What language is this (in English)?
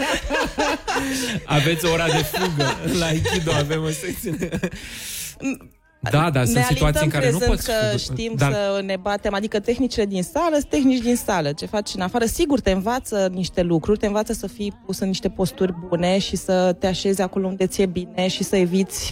Romanian